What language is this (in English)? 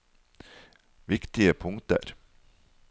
Norwegian